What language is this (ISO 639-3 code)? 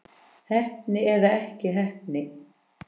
isl